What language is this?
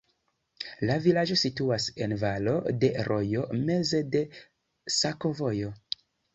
Esperanto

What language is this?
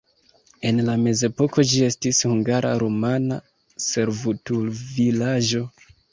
Esperanto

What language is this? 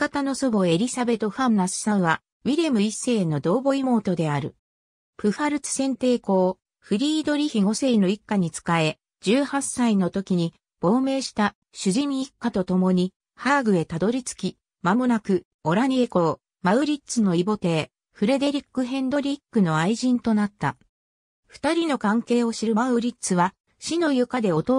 Japanese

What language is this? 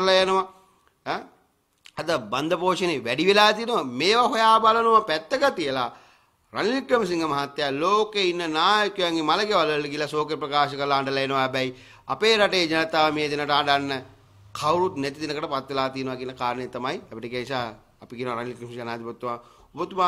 Indonesian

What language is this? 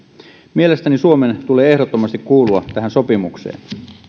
Finnish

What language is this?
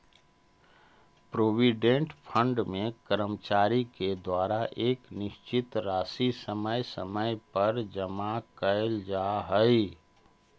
Magahi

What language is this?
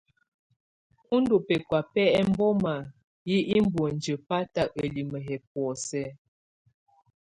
Tunen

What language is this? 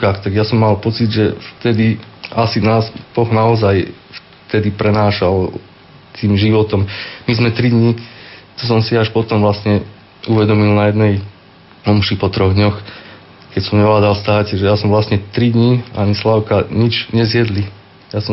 Slovak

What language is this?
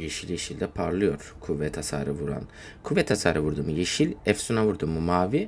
Turkish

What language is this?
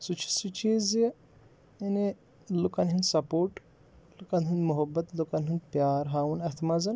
Kashmiri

